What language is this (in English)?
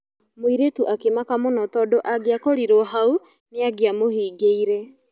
Kikuyu